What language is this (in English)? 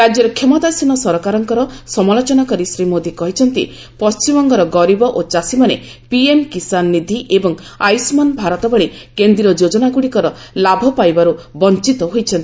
Odia